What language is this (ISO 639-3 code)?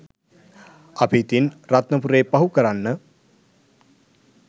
sin